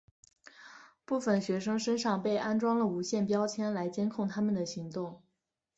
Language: Chinese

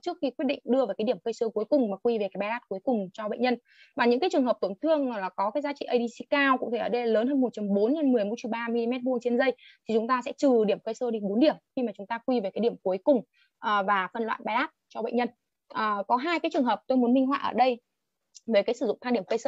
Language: Vietnamese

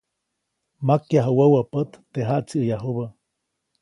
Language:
Copainalá Zoque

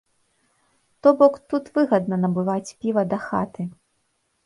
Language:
Belarusian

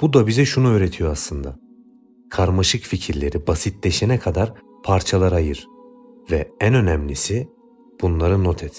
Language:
Turkish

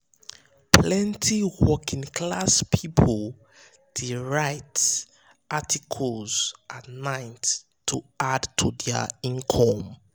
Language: Nigerian Pidgin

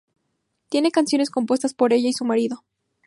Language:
Spanish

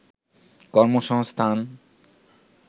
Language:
Bangla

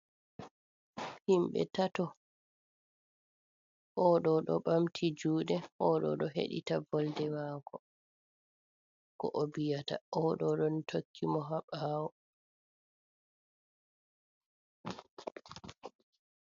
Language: Fula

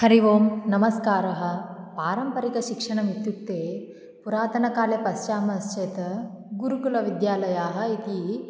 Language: Sanskrit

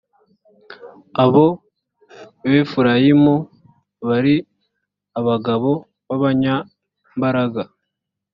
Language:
Kinyarwanda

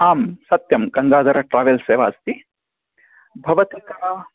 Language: Sanskrit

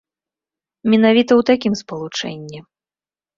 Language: Belarusian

